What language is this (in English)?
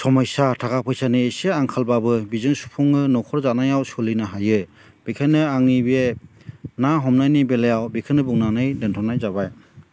Bodo